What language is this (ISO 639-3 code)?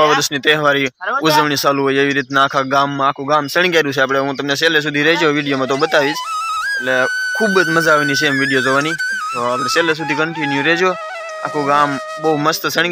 kor